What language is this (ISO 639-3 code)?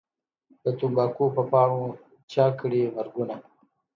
pus